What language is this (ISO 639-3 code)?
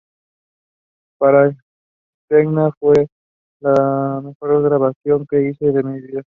spa